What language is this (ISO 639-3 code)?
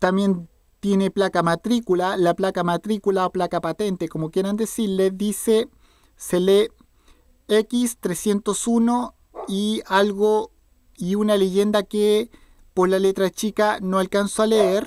spa